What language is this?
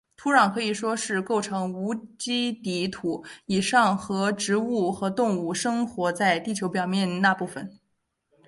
Chinese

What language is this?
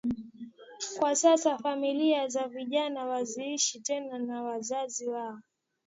Swahili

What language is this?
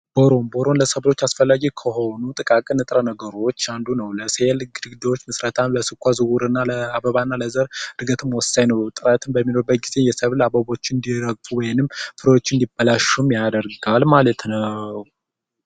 Amharic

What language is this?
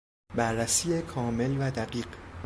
Persian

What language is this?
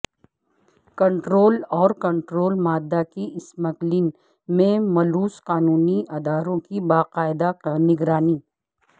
Urdu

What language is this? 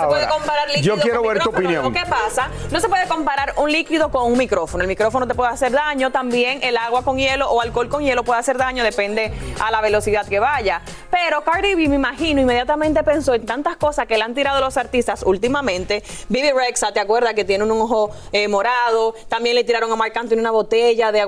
Spanish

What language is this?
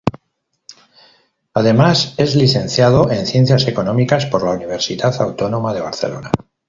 Spanish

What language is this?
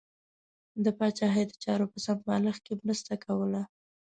Pashto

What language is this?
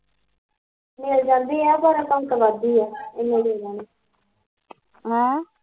Punjabi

